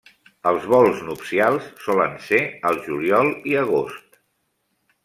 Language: Catalan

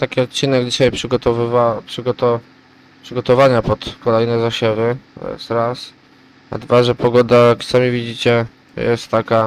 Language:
Polish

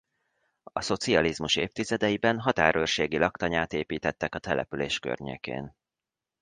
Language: Hungarian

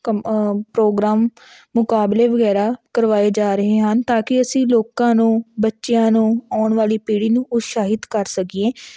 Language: Punjabi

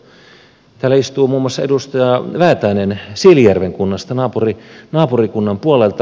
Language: Finnish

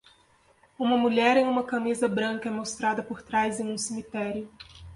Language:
Portuguese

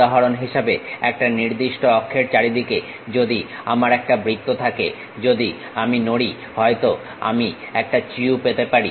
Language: Bangla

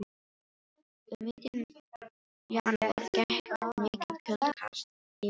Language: Icelandic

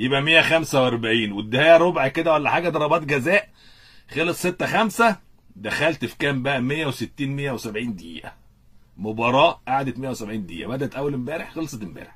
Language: Arabic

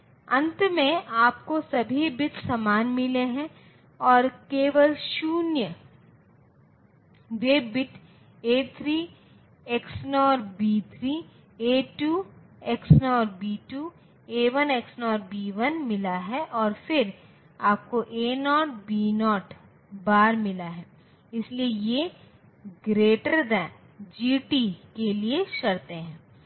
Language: Hindi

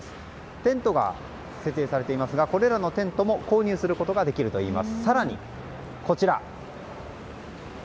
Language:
Japanese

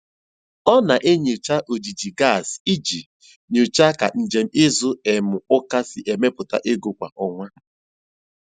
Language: Igbo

